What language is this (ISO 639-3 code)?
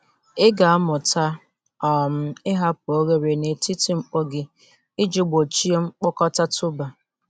ibo